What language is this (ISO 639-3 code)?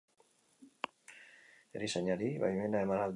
eus